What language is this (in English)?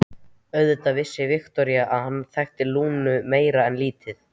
Icelandic